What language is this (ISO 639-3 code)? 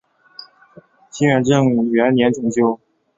zho